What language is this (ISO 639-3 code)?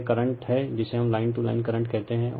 hin